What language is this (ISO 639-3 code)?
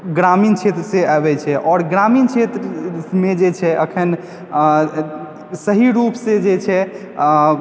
mai